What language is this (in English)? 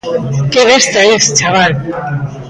Galician